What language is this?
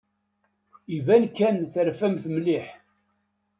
Kabyle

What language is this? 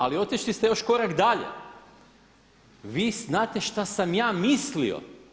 Croatian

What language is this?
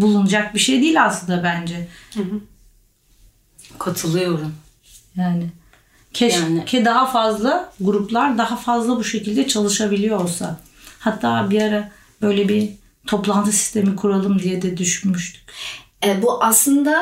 Turkish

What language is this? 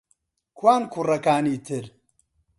Central Kurdish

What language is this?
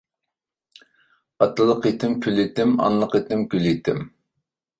Uyghur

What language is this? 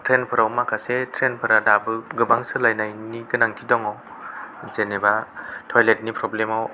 Bodo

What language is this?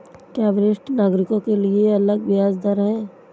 Hindi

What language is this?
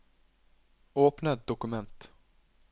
Norwegian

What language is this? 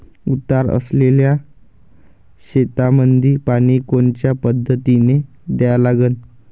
Marathi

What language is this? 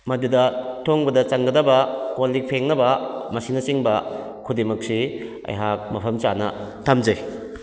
Manipuri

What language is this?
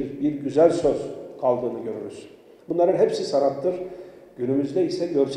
Turkish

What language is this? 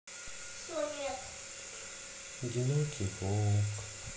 Russian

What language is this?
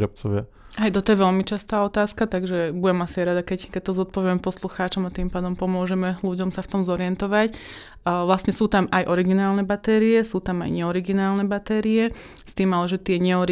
Slovak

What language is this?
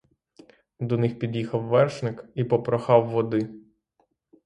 Ukrainian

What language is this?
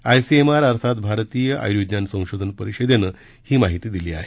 Marathi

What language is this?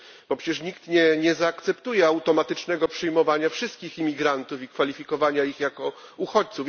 Polish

